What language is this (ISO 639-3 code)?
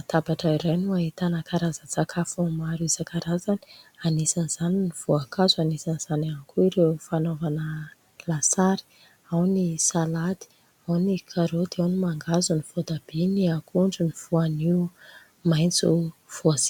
mlg